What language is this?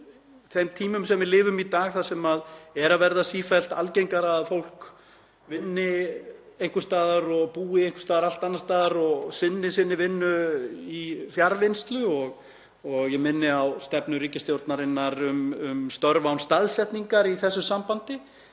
Icelandic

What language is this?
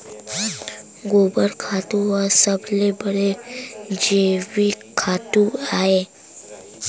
Chhattisgarhi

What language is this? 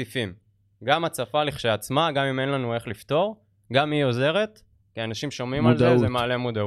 Hebrew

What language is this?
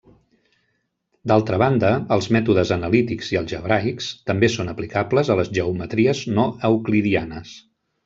Catalan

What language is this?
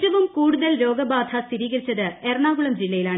Malayalam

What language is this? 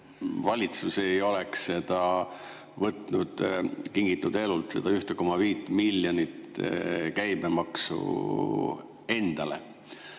Estonian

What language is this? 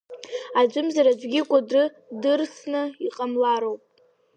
Abkhazian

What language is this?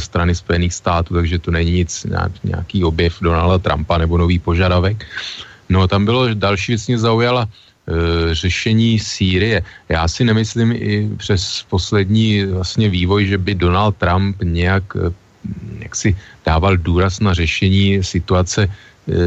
Czech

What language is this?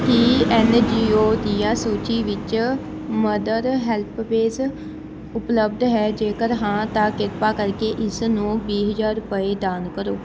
Punjabi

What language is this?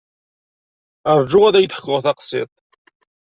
Kabyle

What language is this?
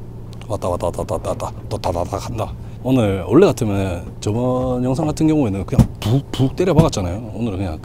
Korean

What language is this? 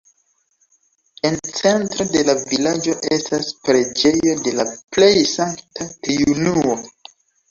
Esperanto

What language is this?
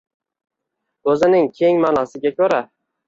Uzbek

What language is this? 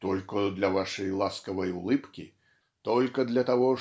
Russian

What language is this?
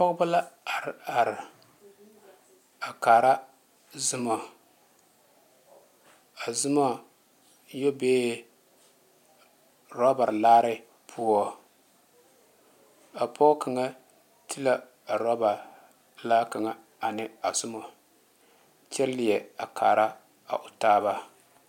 Southern Dagaare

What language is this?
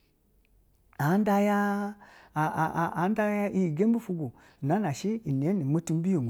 Basa (Nigeria)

